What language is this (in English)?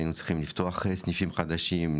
Hebrew